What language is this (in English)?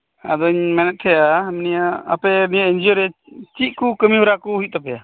Santali